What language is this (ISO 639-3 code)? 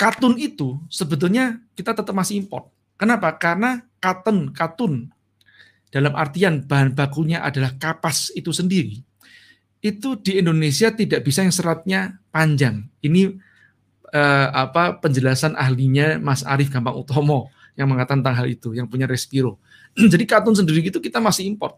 ind